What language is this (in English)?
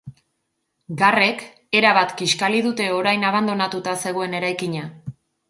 Basque